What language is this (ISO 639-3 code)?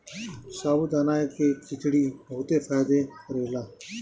bho